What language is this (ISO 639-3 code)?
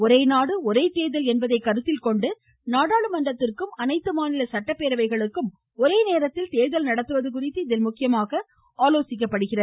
tam